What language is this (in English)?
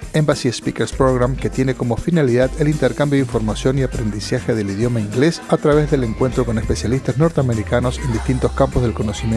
Spanish